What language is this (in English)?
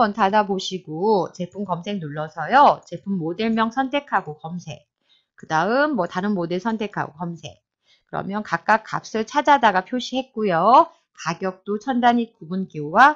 Korean